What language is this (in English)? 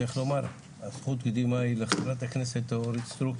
Hebrew